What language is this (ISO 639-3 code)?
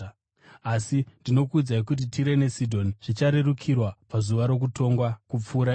sna